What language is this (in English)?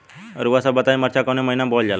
Bhojpuri